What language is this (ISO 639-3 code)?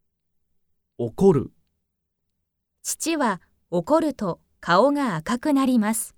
jpn